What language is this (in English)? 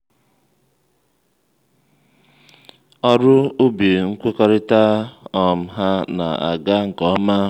Igbo